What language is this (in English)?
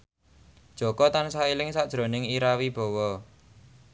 Javanese